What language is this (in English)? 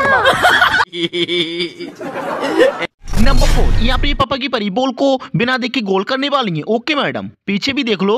Hindi